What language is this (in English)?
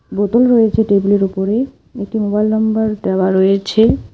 Bangla